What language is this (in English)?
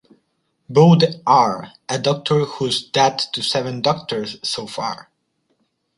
Spanish